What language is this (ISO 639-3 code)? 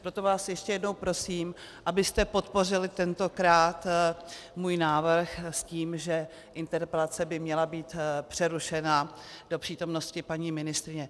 ces